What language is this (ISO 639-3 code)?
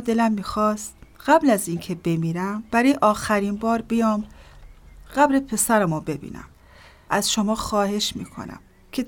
fas